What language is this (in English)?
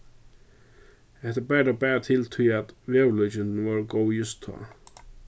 Faroese